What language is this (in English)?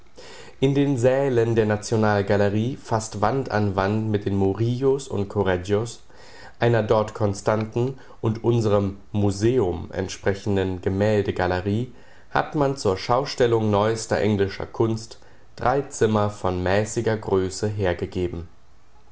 German